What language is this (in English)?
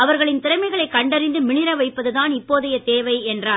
Tamil